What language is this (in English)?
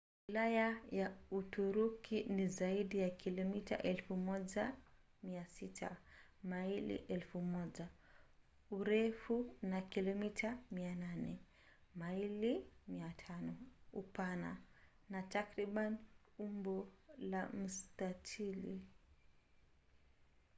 Swahili